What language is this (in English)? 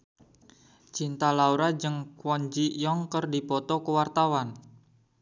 Sundanese